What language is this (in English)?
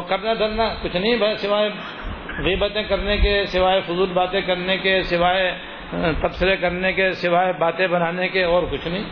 Urdu